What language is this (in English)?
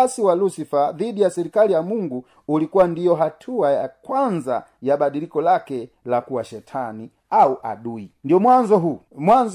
Swahili